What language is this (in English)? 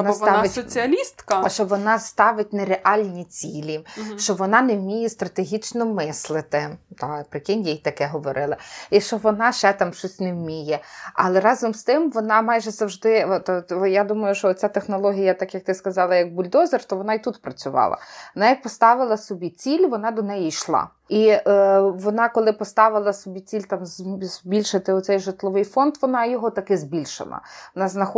Ukrainian